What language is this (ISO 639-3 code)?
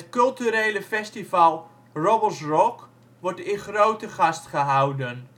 nld